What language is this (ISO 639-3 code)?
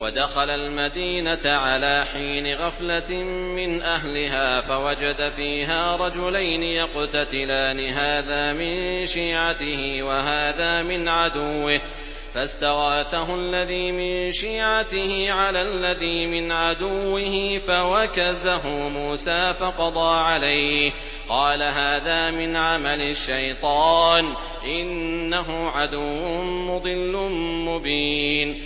ara